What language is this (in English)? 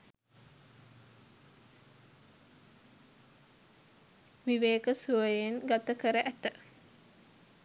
Sinhala